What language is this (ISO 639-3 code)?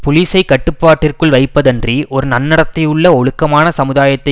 tam